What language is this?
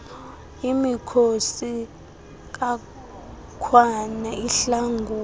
Xhosa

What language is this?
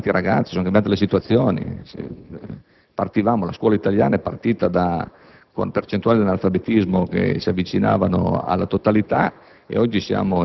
Italian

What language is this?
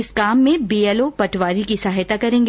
Hindi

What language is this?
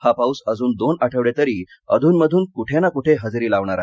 Marathi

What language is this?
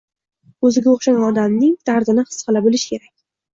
Uzbek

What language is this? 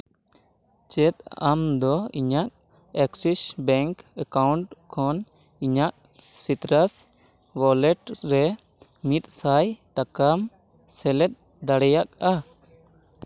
Santali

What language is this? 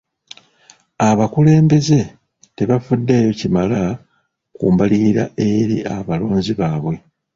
Ganda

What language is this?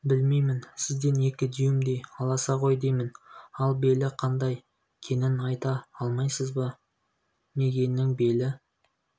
Kazakh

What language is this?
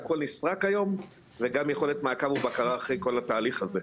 Hebrew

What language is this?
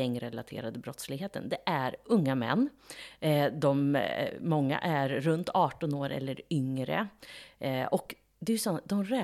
Swedish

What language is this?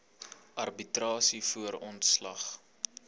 Afrikaans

